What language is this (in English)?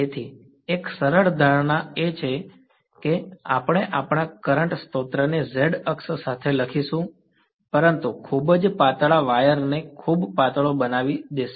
Gujarati